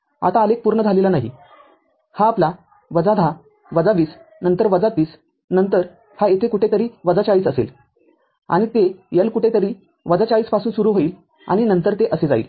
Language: Marathi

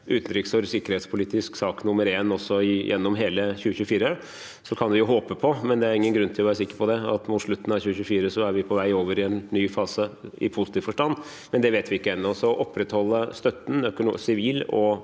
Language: Norwegian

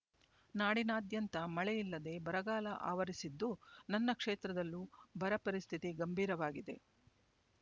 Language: Kannada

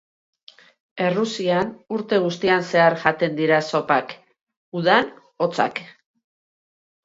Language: Basque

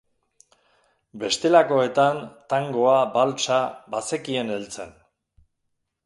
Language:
Basque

